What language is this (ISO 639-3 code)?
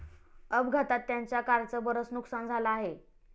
mar